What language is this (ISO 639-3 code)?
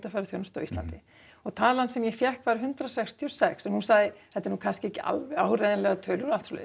isl